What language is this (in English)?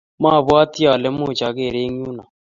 Kalenjin